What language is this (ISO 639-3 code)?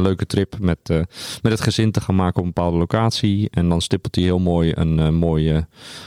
nld